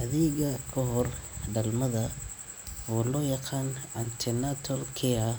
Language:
Somali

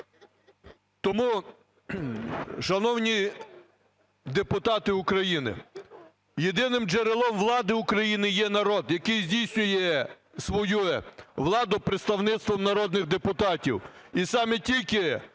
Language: Ukrainian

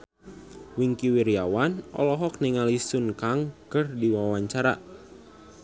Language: Sundanese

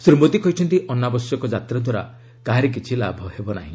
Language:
Odia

